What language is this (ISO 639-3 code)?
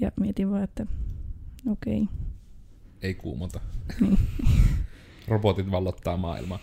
fin